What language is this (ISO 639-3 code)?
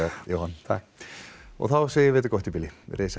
isl